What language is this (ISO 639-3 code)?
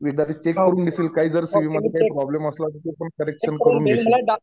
mar